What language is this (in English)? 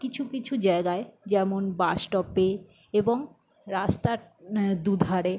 Bangla